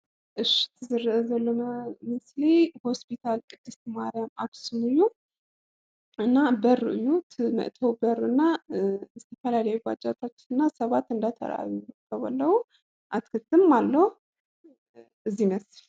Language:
Tigrinya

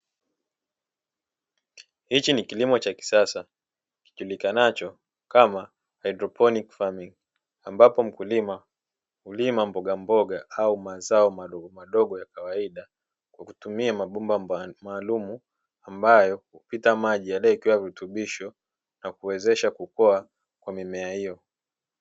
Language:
Swahili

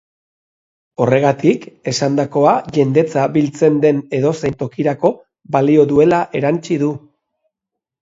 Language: Basque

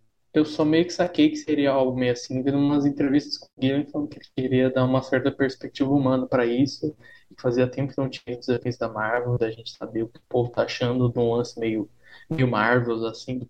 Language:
Portuguese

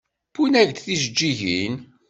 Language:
Kabyle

